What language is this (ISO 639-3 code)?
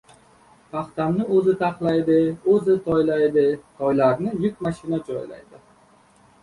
uzb